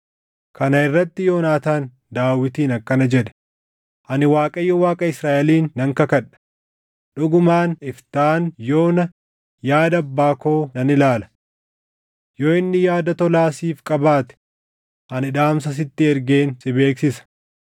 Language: Oromo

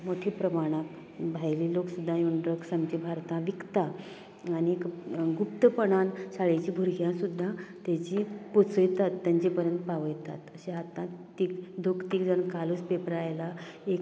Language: Konkani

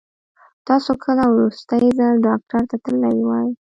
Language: Pashto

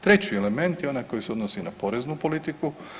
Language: Croatian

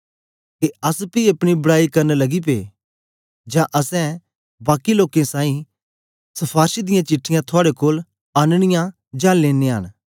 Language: Dogri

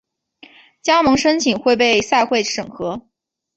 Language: Chinese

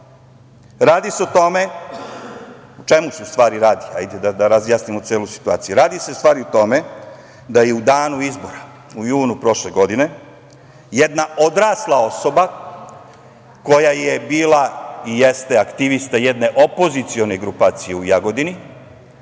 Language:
Serbian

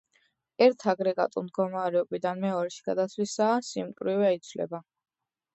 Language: Georgian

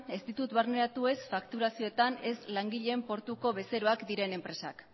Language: Basque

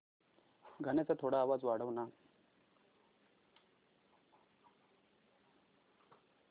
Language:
Marathi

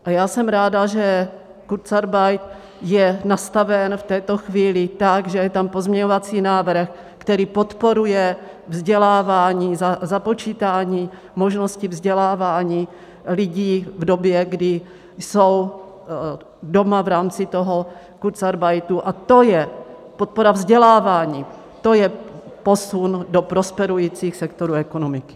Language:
Czech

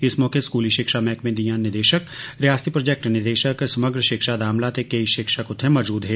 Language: Dogri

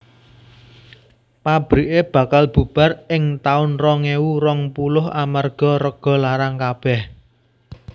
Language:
Javanese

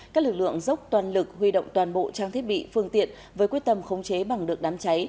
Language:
Vietnamese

